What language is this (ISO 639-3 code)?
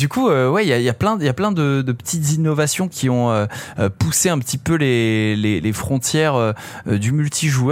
fra